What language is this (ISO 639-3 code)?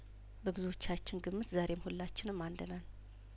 amh